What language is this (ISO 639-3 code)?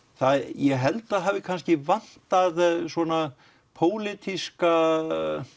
isl